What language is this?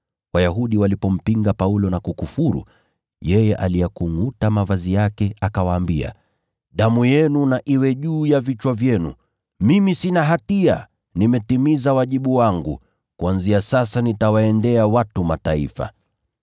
Swahili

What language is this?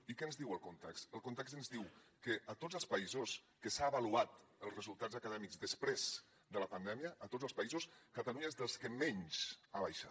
Catalan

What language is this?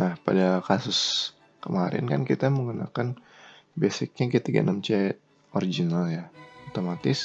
Indonesian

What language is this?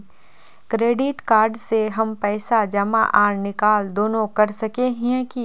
Magahi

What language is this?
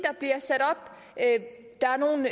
Danish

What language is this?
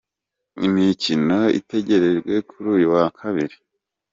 Kinyarwanda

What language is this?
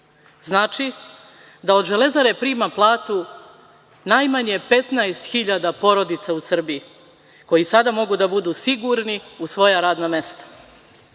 Serbian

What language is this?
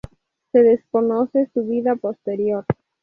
Spanish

